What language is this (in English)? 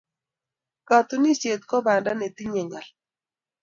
Kalenjin